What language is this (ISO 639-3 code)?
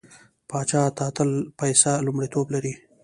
pus